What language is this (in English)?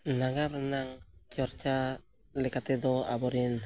Santali